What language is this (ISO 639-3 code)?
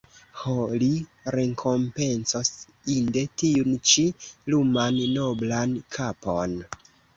epo